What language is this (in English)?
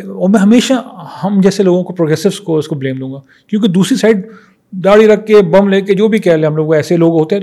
Urdu